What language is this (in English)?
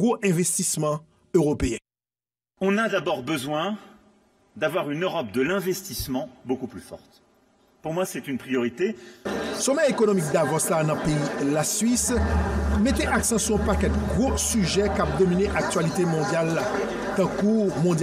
French